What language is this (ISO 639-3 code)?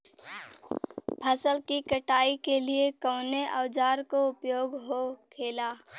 bho